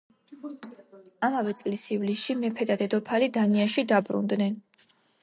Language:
Georgian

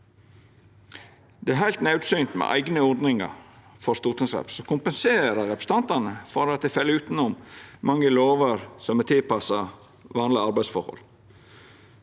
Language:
Norwegian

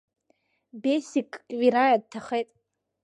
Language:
Abkhazian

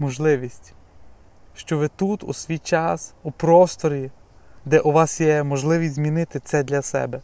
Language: Ukrainian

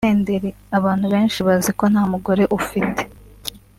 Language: Kinyarwanda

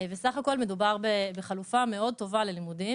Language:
Hebrew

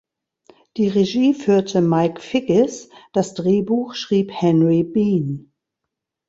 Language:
German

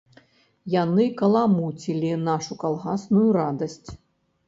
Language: Belarusian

